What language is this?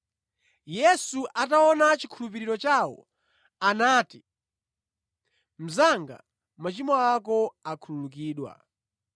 Nyanja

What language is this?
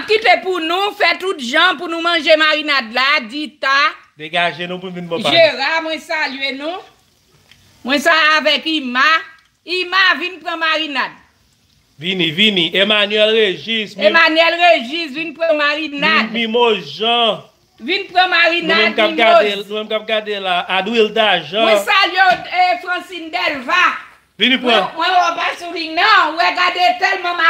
French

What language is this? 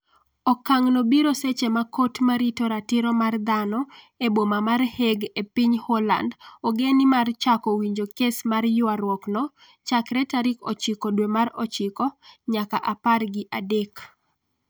Luo (Kenya and Tanzania)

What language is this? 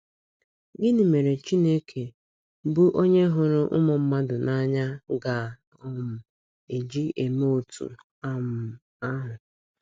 Igbo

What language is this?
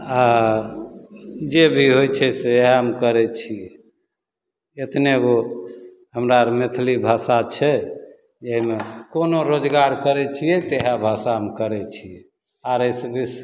Maithili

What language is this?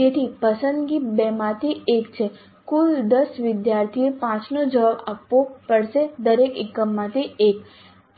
Gujarati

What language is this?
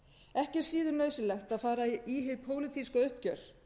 Icelandic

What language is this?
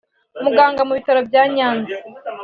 Kinyarwanda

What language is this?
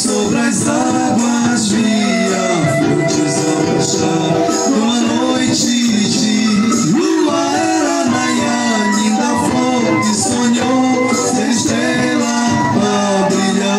Romanian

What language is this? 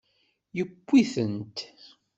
Kabyle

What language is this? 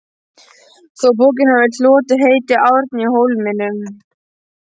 Icelandic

